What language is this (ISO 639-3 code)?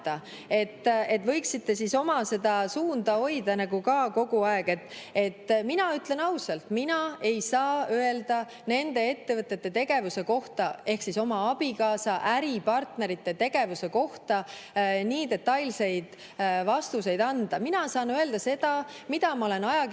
est